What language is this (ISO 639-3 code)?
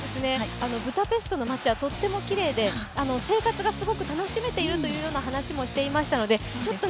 jpn